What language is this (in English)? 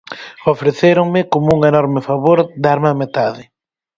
Galician